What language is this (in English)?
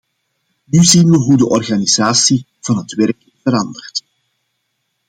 Dutch